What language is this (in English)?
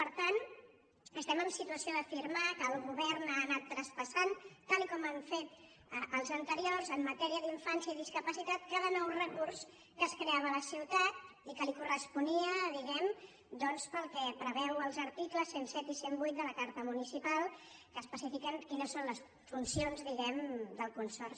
Catalan